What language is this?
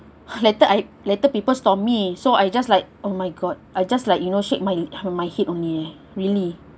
English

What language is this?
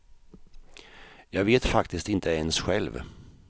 Swedish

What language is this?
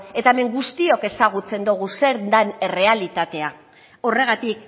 Basque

